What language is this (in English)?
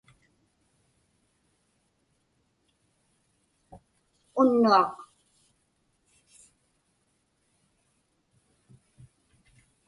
Inupiaq